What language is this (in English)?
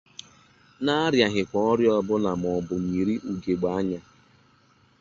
Igbo